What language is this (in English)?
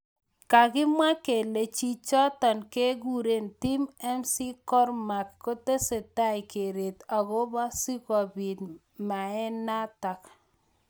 Kalenjin